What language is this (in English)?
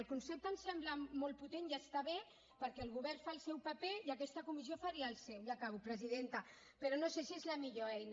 Catalan